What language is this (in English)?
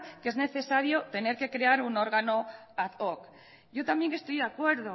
Spanish